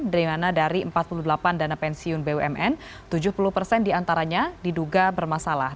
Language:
Indonesian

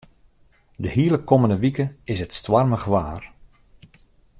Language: Western Frisian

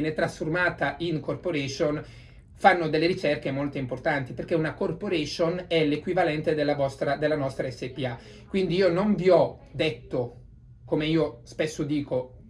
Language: Italian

